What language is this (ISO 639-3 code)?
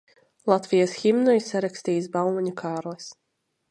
lav